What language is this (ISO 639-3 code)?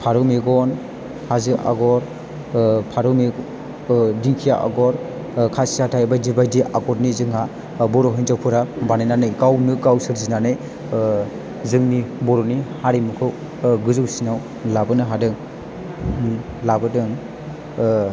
brx